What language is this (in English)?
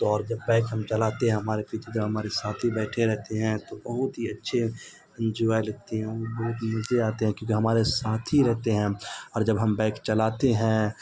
Urdu